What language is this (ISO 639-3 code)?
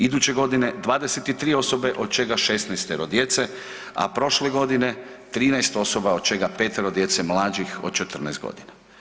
hrv